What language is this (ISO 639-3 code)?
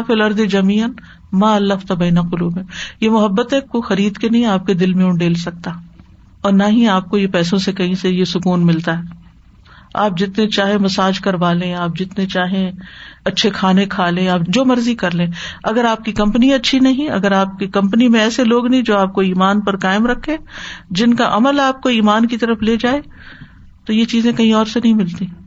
urd